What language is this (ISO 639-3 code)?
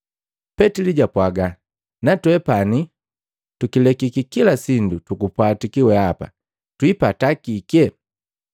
mgv